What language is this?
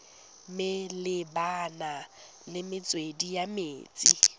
Tswana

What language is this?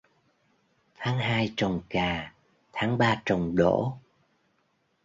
Vietnamese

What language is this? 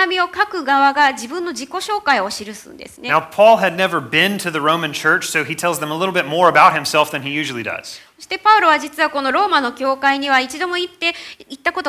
Japanese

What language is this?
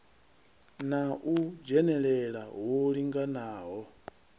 Venda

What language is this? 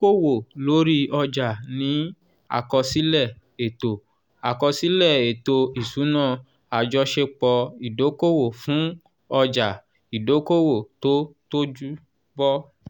Yoruba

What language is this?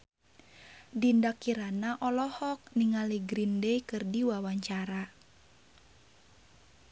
Sundanese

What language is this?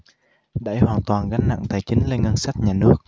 Vietnamese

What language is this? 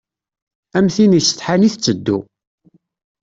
Kabyle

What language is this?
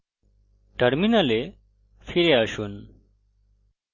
Bangla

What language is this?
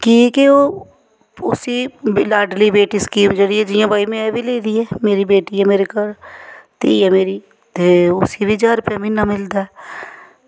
Dogri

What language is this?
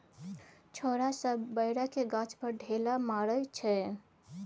Maithili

